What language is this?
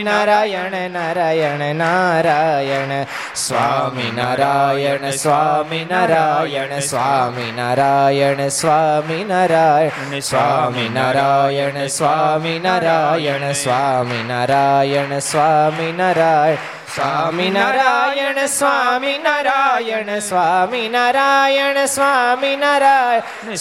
Gujarati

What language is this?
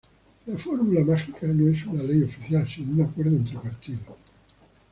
Spanish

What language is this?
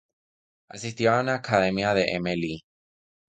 Spanish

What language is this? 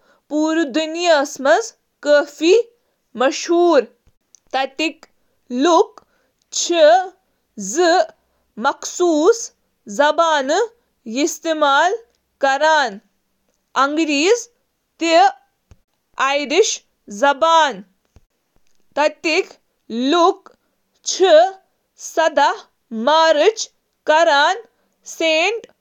Kashmiri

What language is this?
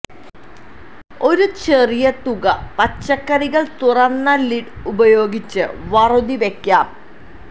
Malayalam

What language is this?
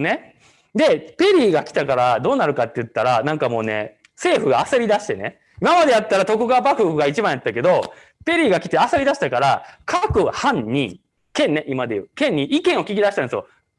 Japanese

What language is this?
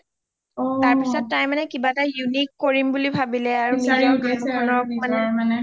Assamese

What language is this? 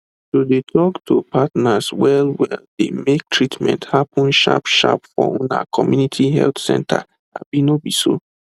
Nigerian Pidgin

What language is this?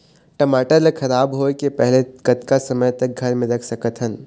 Chhattisgarhi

